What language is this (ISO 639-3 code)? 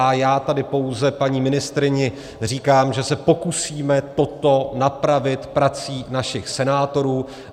ces